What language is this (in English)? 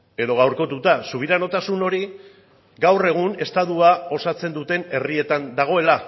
Basque